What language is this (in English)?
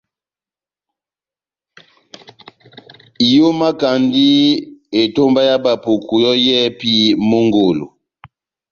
Batanga